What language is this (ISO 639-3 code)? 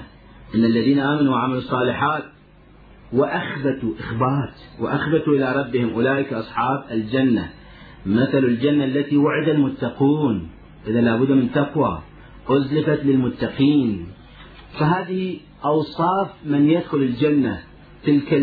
ara